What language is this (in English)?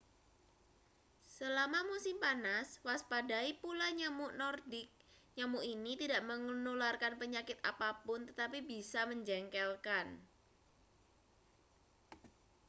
Indonesian